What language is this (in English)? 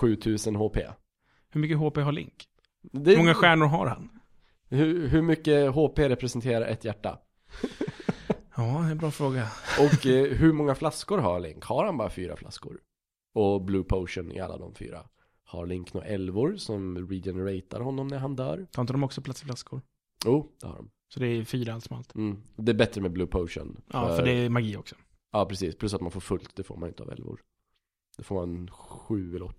Swedish